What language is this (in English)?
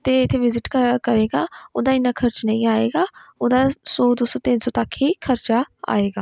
Punjabi